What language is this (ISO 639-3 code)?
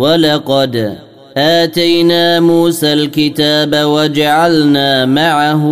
ara